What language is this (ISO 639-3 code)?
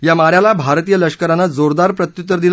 mar